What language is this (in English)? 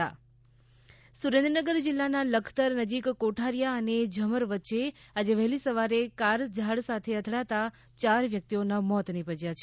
Gujarati